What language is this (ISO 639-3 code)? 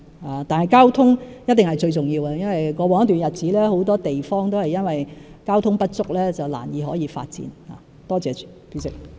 yue